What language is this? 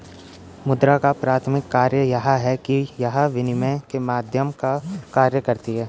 Hindi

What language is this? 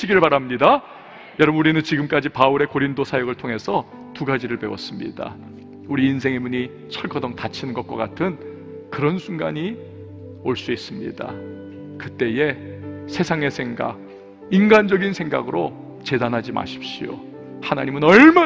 Korean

